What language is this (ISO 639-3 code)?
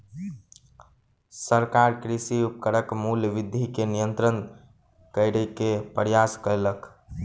mai